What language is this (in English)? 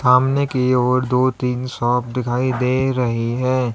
Hindi